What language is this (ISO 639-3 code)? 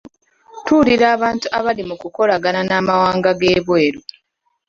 lug